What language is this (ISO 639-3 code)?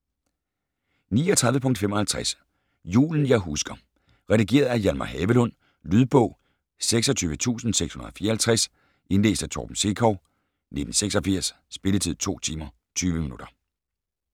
dan